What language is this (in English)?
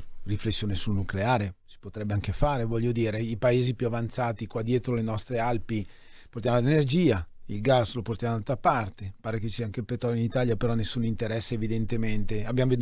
Italian